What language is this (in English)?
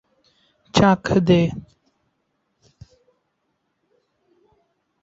Bangla